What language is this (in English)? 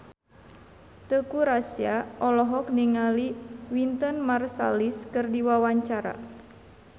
Sundanese